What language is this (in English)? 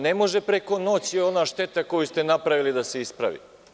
Serbian